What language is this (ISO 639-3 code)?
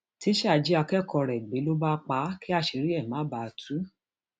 yor